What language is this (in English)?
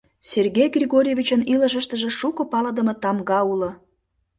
Mari